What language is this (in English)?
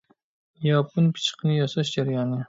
Uyghur